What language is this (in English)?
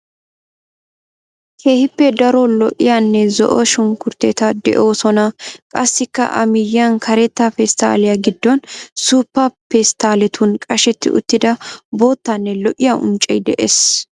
Wolaytta